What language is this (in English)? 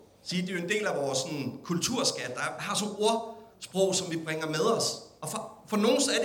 Danish